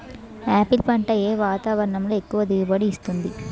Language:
Telugu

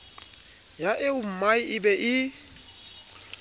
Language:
Southern Sotho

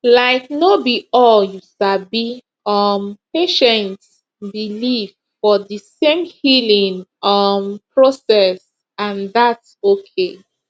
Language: Nigerian Pidgin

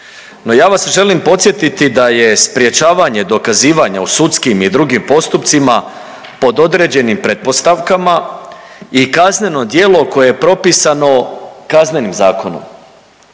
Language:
Croatian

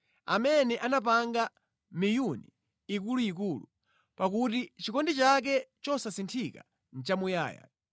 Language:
Nyanja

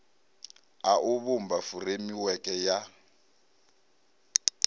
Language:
Venda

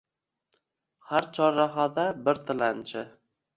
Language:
Uzbek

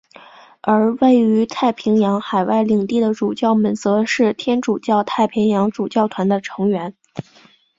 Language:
Chinese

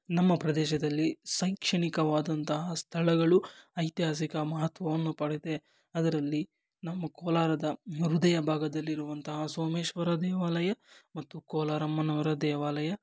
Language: Kannada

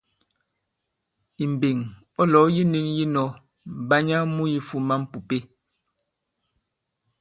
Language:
Bankon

